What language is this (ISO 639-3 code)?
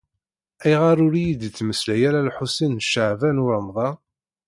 kab